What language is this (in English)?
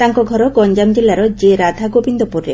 Odia